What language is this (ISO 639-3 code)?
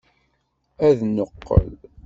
kab